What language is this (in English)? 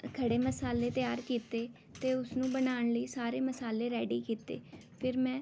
Punjabi